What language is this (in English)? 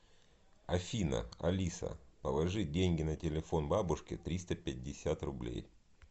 Russian